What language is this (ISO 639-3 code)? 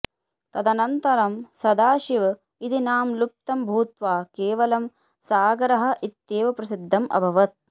san